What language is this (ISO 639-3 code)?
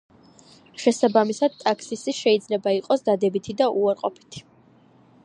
kat